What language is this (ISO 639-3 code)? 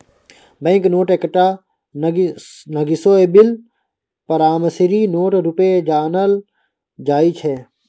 mai